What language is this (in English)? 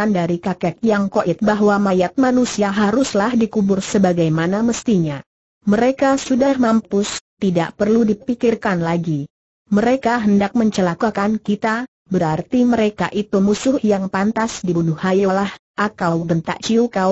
Indonesian